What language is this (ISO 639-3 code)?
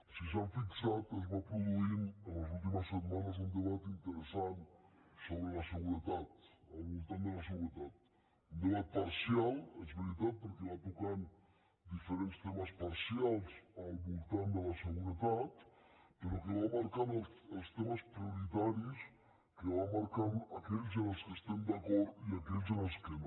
cat